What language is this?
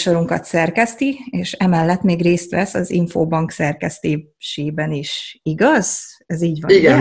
Hungarian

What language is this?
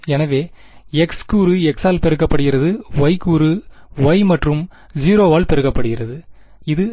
Tamil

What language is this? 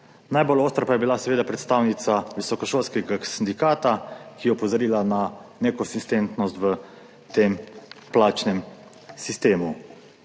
Slovenian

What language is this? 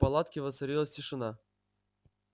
Russian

